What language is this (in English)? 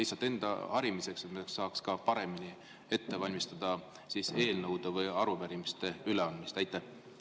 Estonian